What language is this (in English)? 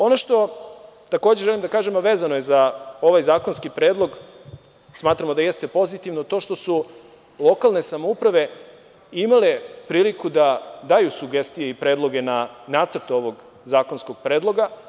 Serbian